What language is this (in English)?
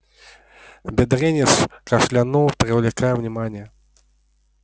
Russian